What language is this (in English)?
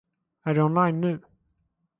Swedish